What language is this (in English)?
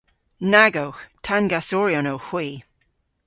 Cornish